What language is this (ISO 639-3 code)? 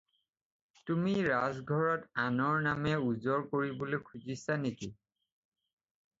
asm